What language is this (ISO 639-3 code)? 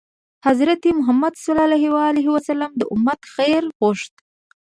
pus